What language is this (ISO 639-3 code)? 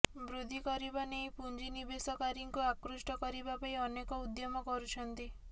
ori